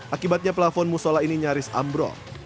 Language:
Indonesian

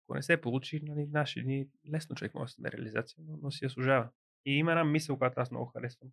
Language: Bulgarian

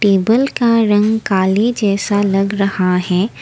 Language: Hindi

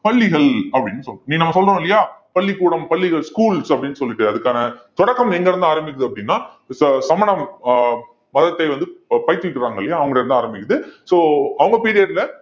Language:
Tamil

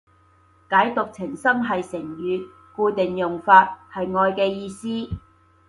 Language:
Cantonese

